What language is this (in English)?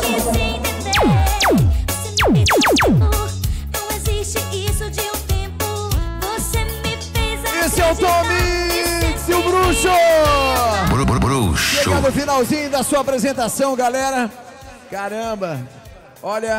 Portuguese